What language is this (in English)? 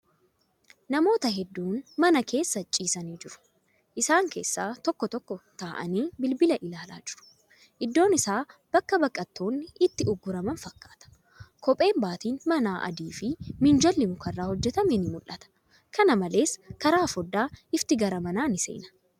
Oromo